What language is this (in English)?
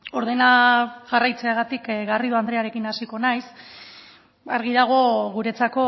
Basque